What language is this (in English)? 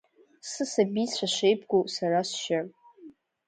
Abkhazian